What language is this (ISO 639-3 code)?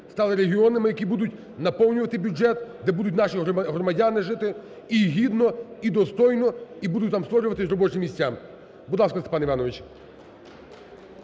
ukr